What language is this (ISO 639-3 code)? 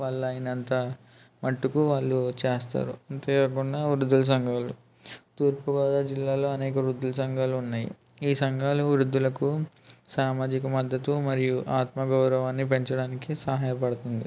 tel